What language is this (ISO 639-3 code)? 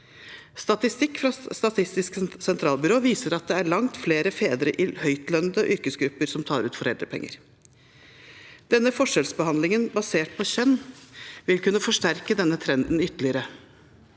nor